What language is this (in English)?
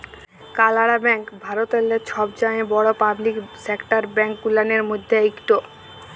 Bangla